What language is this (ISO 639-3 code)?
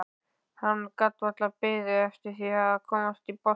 isl